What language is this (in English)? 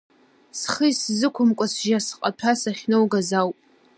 Abkhazian